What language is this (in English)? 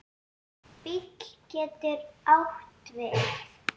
Icelandic